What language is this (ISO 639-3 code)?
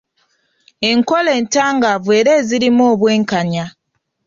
lug